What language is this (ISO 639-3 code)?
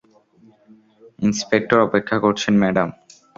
ben